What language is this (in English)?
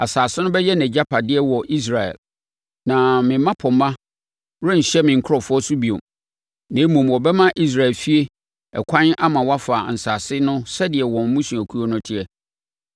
Akan